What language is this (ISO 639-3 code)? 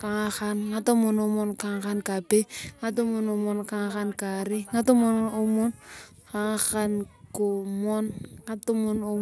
tuv